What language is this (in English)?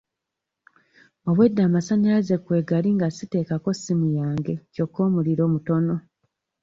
Ganda